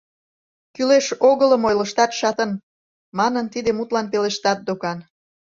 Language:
Mari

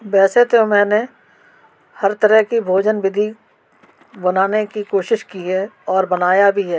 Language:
Hindi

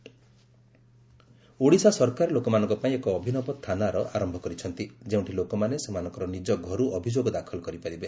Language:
Odia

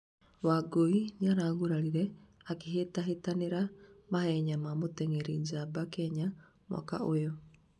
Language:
Kikuyu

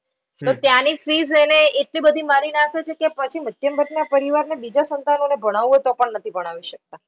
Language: Gujarati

